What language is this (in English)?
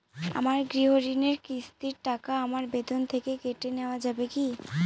Bangla